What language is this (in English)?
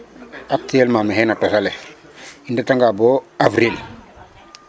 Serer